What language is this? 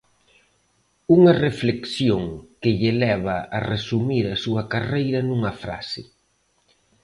Galician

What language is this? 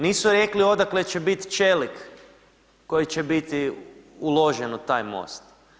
Croatian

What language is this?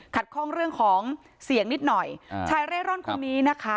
Thai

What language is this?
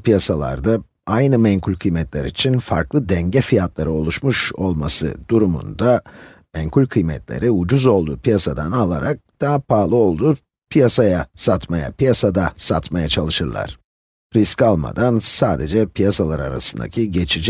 Turkish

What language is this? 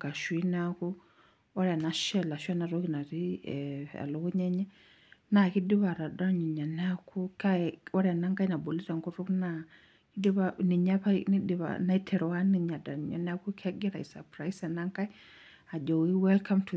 Masai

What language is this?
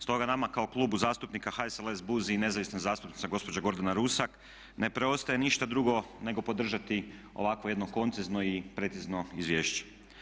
Croatian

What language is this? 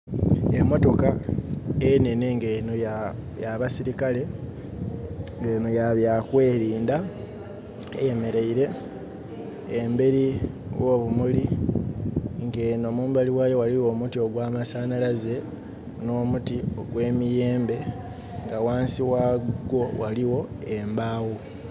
Soga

